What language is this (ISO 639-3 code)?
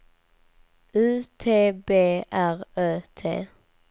swe